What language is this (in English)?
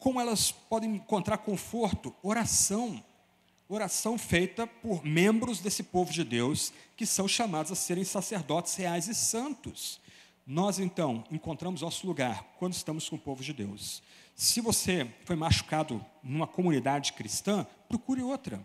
Portuguese